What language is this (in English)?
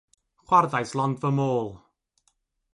Welsh